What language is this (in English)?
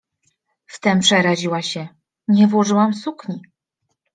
Polish